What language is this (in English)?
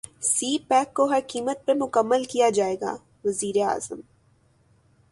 Urdu